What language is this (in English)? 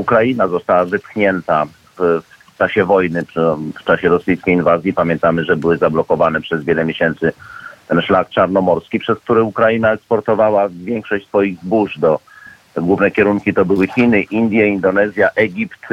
Polish